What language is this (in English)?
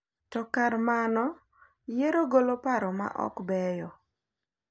Luo (Kenya and Tanzania)